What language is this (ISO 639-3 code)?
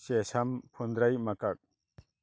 mni